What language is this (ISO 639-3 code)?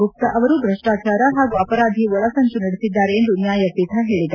kan